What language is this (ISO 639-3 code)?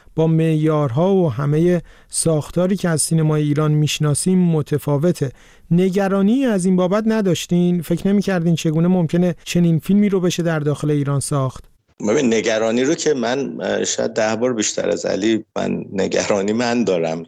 fas